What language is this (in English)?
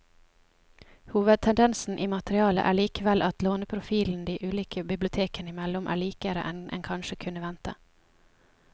Norwegian